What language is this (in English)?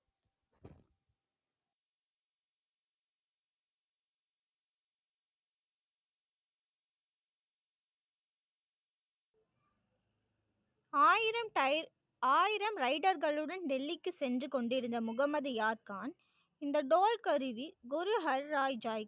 Tamil